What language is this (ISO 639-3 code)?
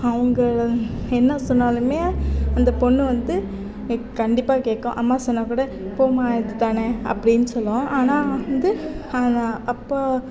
tam